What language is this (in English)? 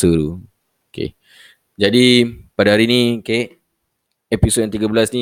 Malay